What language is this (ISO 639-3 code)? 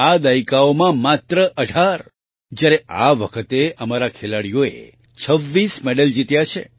guj